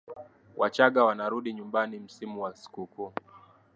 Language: Swahili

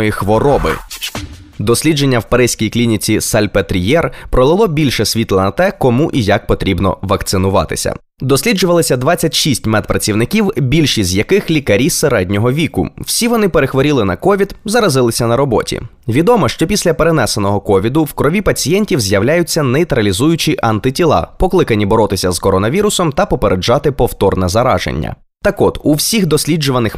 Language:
Ukrainian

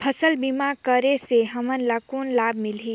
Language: Chhattisgarhi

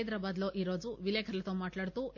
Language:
Telugu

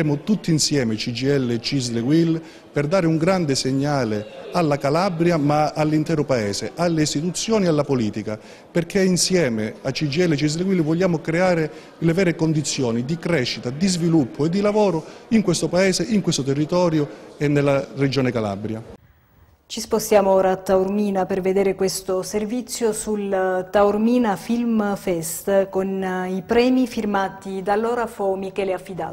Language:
Italian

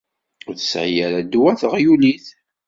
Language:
Kabyle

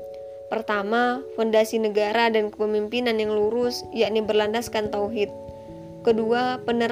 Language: Indonesian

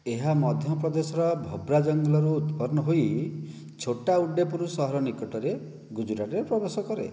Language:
Odia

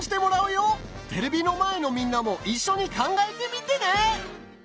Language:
Japanese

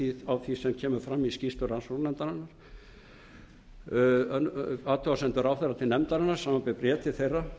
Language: Icelandic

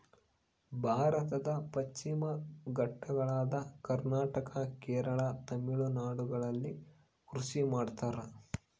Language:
Kannada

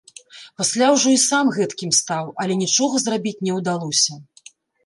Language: Belarusian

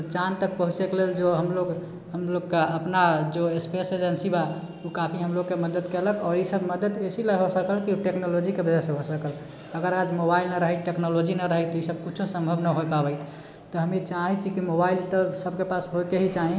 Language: Maithili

